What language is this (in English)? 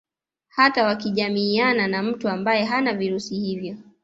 Swahili